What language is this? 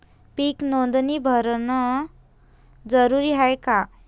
Marathi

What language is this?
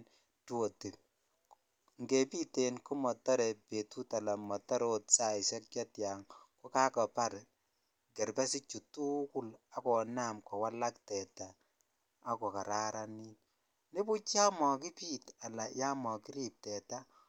Kalenjin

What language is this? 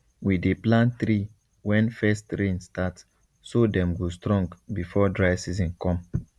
Nigerian Pidgin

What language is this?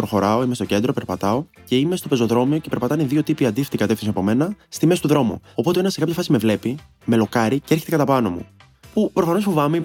Greek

